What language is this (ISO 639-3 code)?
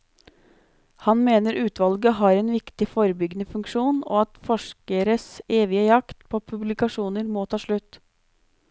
nor